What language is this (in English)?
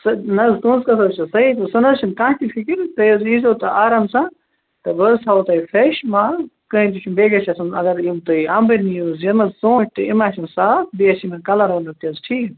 Kashmiri